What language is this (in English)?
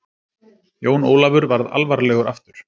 Icelandic